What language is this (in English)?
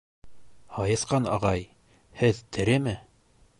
Bashkir